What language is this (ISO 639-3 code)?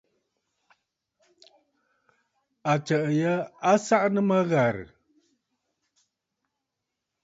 bfd